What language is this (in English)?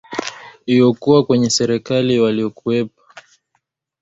Swahili